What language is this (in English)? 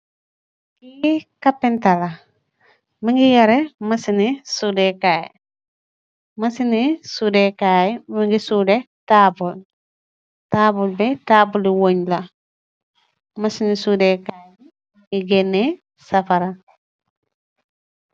Wolof